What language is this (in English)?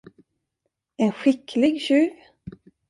Swedish